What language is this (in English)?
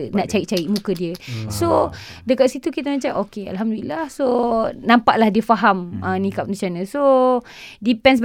Malay